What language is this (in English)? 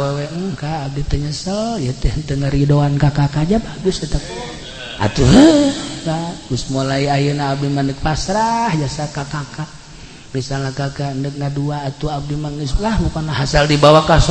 Indonesian